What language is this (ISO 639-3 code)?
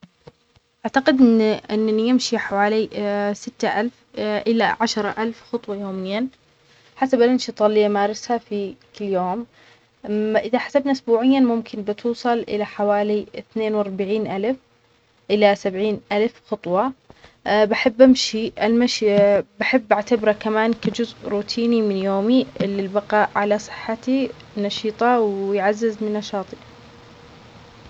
acx